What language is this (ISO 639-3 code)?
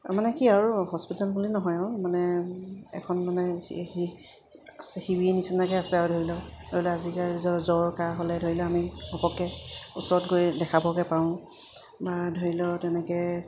asm